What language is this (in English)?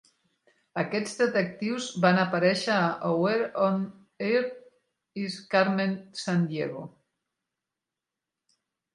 Catalan